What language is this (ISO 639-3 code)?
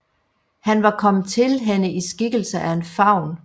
dan